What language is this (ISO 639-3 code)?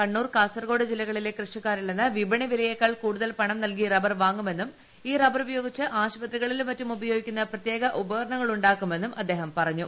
mal